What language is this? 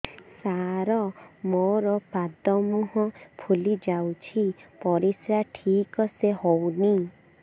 Odia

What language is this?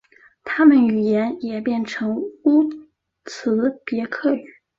Chinese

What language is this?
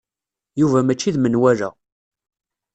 Kabyle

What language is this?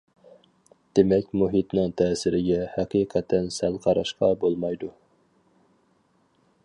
Uyghur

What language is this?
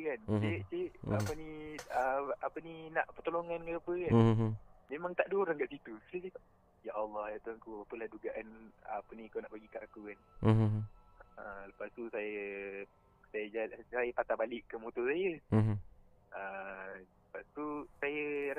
Malay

